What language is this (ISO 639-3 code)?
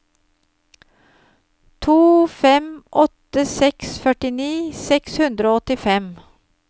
nor